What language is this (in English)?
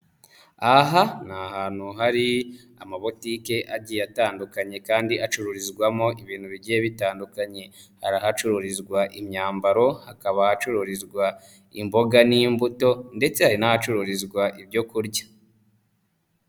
Kinyarwanda